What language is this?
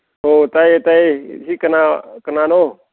Manipuri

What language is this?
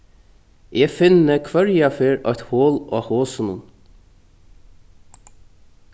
Faroese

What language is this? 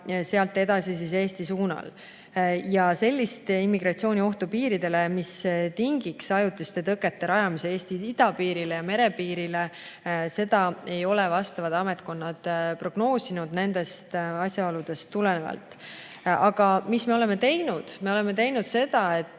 Estonian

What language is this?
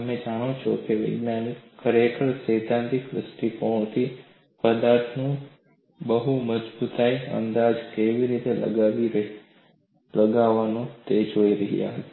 Gujarati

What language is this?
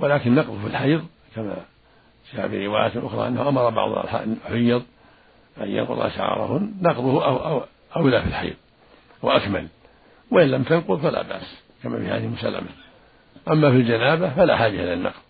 Arabic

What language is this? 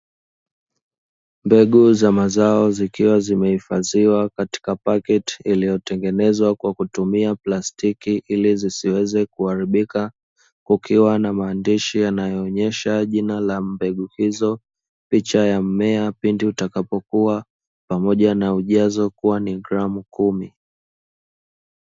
Swahili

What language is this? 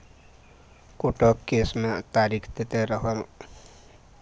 Maithili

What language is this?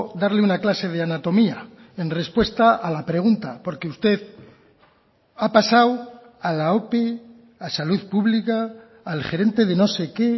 Spanish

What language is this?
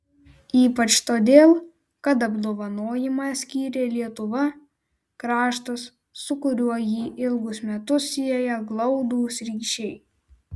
Lithuanian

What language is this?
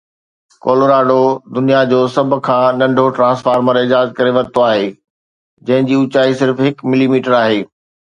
Sindhi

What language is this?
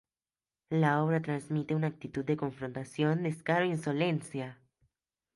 Spanish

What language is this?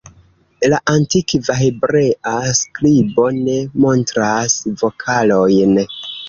Esperanto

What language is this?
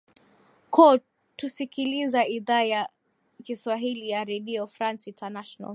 Swahili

